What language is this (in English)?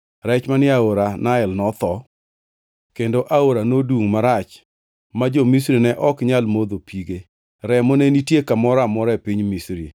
Luo (Kenya and Tanzania)